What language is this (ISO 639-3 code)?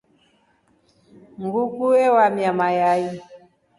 rof